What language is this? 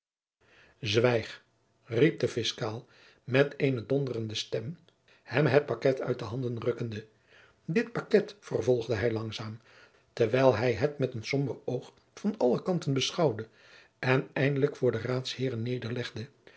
Dutch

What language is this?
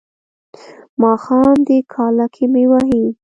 Pashto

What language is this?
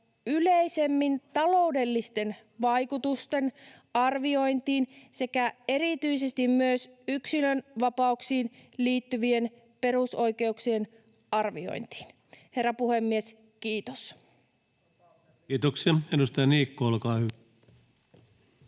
Finnish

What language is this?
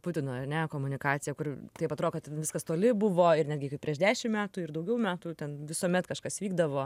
Lithuanian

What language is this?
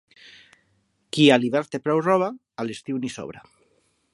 Catalan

